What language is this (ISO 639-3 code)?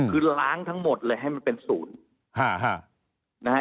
tha